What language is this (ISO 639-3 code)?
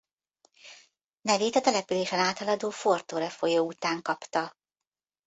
hun